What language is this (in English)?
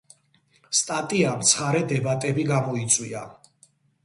Georgian